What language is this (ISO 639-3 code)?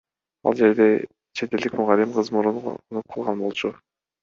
kir